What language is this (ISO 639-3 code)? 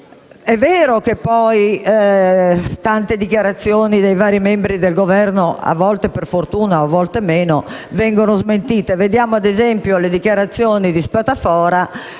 ita